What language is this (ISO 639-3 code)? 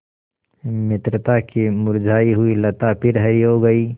hin